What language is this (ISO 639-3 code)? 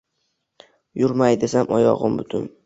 uzb